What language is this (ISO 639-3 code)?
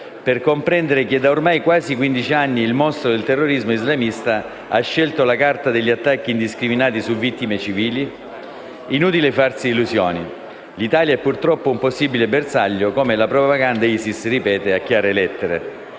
ita